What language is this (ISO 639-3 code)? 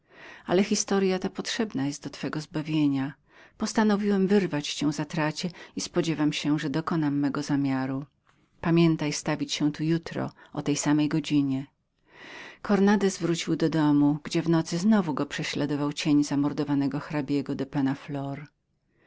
pol